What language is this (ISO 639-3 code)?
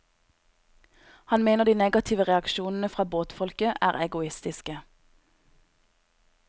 nor